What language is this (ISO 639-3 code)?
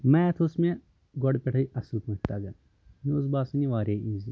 kas